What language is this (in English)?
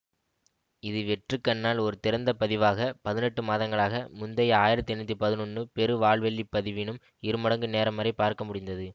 Tamil